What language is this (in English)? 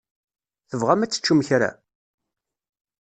Kabyle